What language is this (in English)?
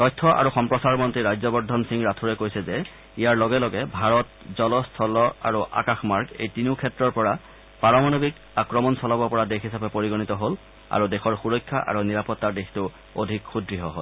Assamese